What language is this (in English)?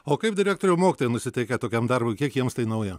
Lithuanian